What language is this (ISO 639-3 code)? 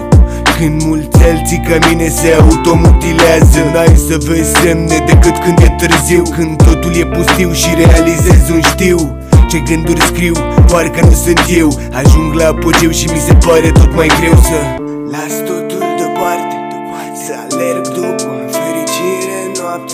ron